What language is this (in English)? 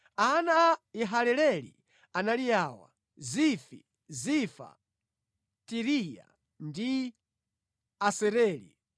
Nyanja